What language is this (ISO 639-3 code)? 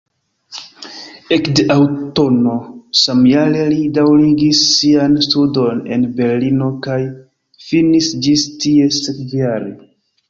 epo